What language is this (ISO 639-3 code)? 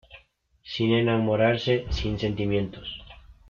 spa